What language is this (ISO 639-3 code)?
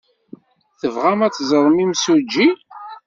kab